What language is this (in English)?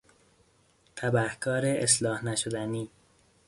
Persian